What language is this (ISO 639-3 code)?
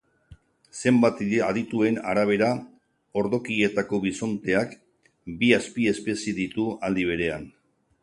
eus